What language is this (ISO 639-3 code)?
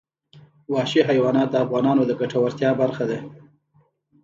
pus